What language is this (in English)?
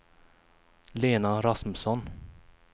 Swedish